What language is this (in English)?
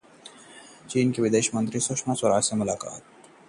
Hindi